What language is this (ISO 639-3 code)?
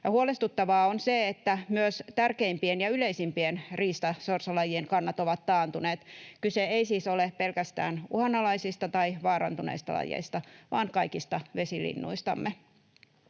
fin